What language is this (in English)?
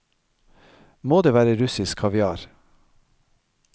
Norwegian